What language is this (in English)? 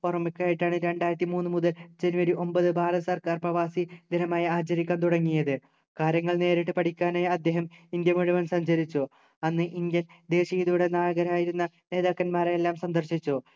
Malayalam